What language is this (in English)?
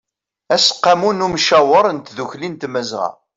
Kabyle